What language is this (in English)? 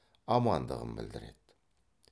Kazakh